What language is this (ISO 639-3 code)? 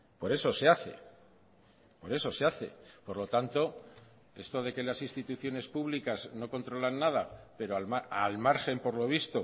spa